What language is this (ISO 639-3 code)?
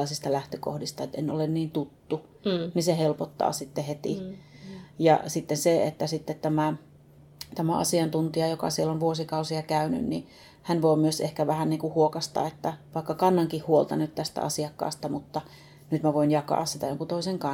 fin